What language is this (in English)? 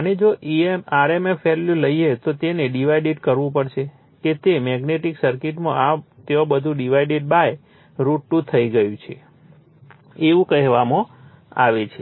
Gujarati